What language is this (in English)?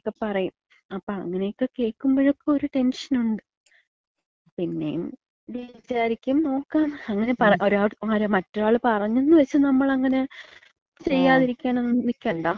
Malayalam